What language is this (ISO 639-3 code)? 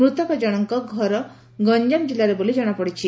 ori